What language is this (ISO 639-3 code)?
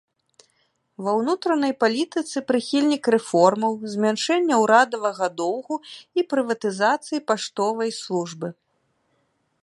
bel